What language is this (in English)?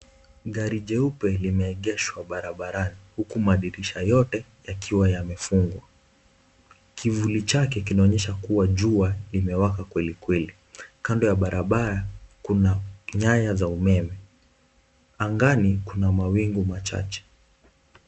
Swahili